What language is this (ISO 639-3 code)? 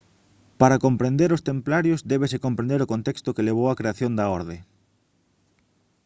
glg